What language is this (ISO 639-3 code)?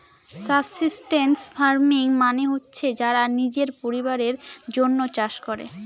ben